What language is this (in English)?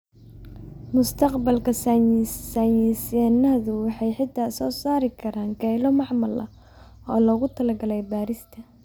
Somali